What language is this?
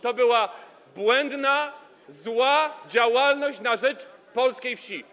Polish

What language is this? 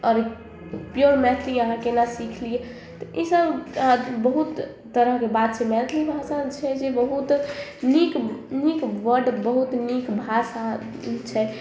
Maithili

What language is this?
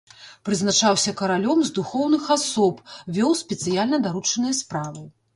Belarusian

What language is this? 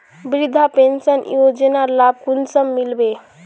Magahi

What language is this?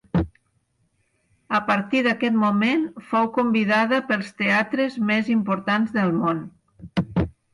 Catalan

